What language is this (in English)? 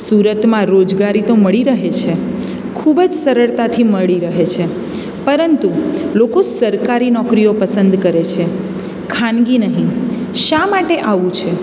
Gujarati